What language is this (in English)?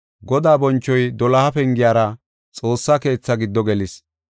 Gofa